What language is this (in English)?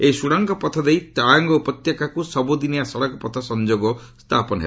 Odia